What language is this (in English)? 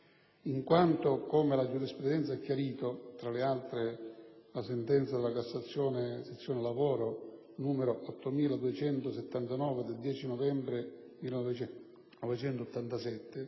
Italian